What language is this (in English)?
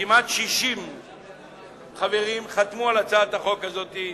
Hebrew